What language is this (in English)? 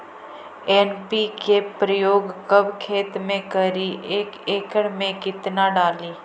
Magahi